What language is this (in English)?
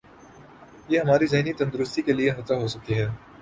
Urdu